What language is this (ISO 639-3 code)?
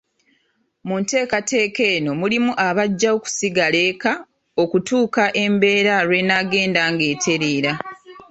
lug